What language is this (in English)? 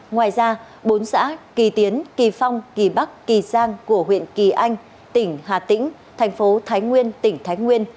Vietnamese